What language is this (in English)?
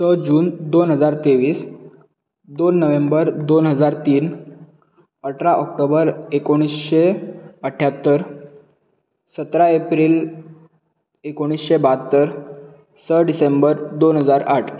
Konkani